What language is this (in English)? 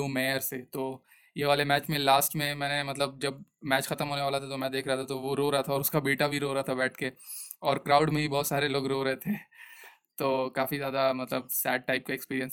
Hindi